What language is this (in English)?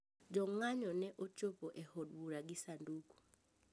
Luo (Kenya and Tanzania)